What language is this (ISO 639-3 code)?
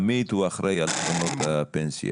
heb